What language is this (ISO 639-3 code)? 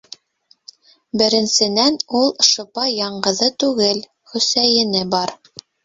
bak